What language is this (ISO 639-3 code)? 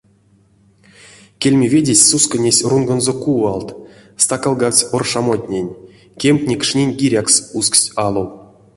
myv